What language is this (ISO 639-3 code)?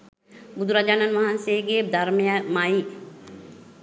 sin